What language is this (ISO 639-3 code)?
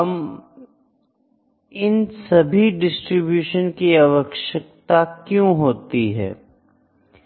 hin